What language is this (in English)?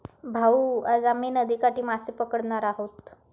Marathi